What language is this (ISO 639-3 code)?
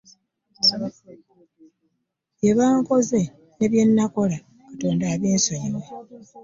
lug